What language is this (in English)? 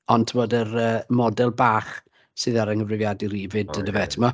Welsh